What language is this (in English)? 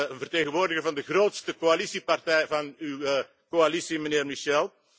Dutch